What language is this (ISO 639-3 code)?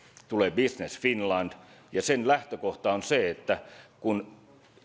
fin